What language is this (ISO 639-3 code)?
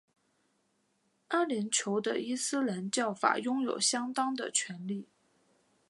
zho